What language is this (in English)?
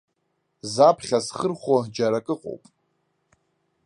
Abkhazian